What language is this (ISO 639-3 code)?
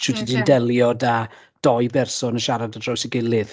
cym